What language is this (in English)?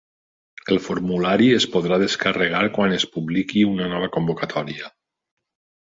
Catalan